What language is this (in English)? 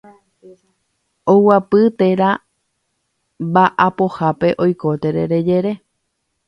Guarani